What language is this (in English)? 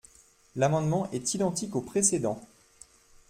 French